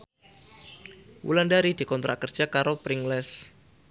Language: Javanese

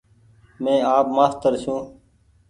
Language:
Goaria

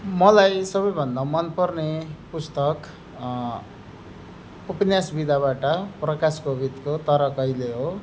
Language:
Nepali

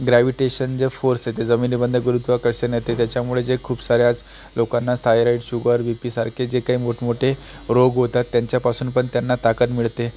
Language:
Marathi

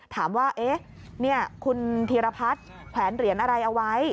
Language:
Thai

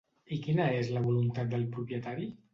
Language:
Catalan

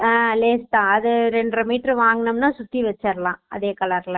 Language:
Tamil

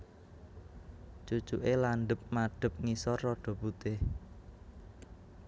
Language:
Javanese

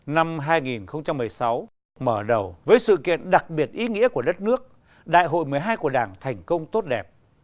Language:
Vietnamese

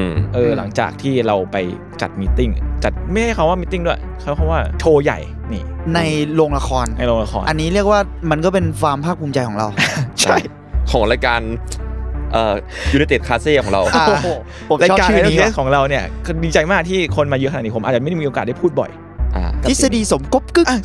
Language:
Thai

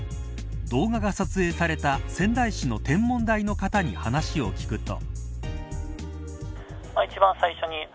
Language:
Japanese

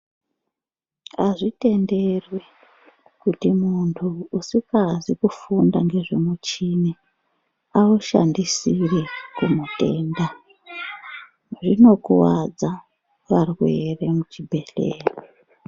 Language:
Ndau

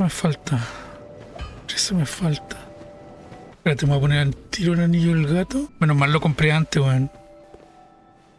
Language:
Spanish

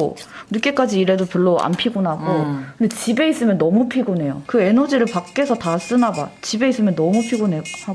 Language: Korean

